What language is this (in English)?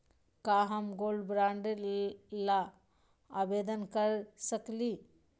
Magahi